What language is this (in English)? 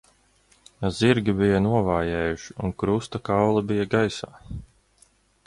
Latvian